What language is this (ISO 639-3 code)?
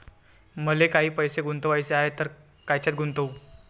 mar